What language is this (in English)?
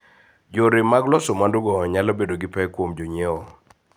Luo (Kenya and Tanzania)